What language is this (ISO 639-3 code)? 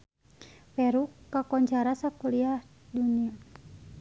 sun